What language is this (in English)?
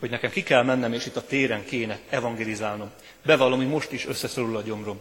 Hungarian